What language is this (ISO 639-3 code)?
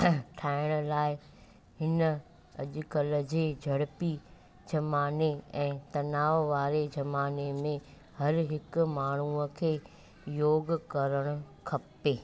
snd